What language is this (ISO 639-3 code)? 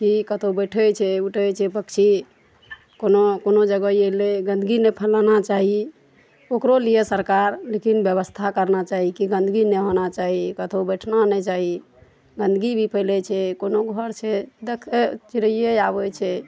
mai